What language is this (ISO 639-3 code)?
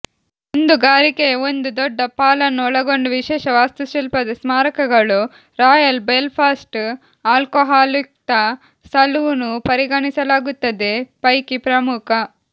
kan